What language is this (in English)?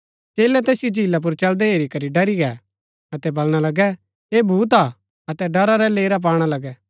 Gaddi